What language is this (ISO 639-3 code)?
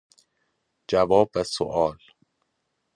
fas